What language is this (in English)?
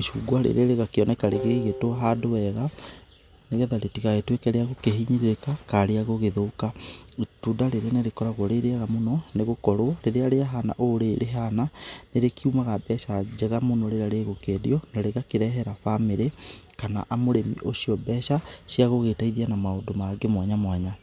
Kikuyu